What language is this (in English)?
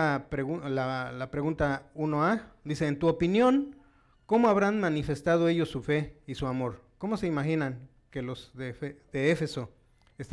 Spanish